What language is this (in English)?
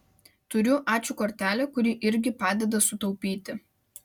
Lithuanian